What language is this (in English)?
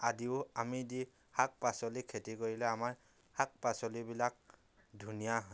Assamese